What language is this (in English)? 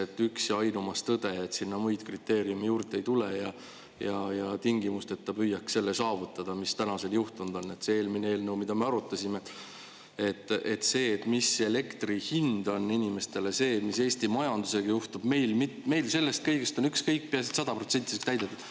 Estonian